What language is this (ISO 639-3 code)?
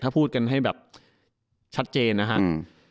tha